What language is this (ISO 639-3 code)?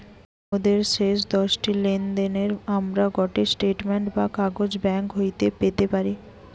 ben